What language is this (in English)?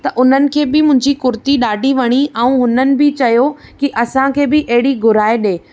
Sindhi